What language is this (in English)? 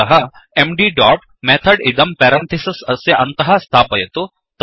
Sanskrit